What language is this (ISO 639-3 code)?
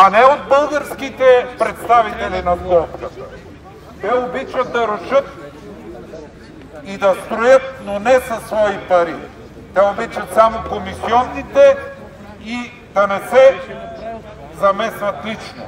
ron